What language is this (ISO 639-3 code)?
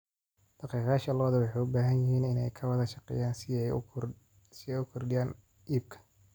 som